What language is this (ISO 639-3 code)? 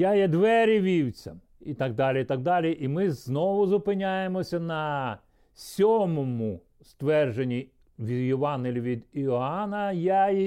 ukr